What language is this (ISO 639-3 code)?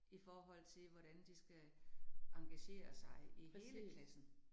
dan